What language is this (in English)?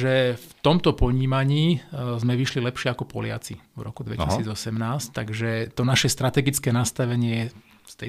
Slovak